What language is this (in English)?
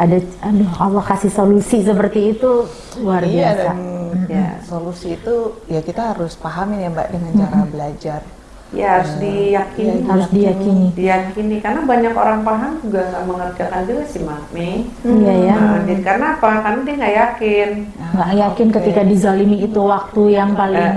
Indonesian